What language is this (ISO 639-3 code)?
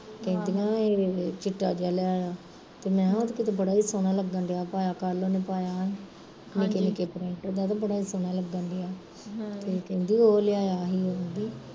pan